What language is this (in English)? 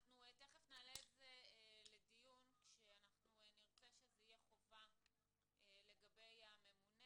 Hebrew